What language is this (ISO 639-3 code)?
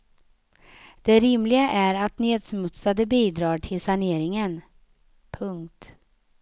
swe